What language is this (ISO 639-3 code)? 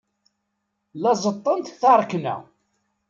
kab